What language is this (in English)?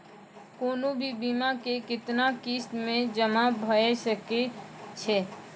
Maithili